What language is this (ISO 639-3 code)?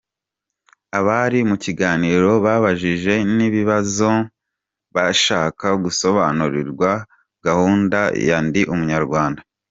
kin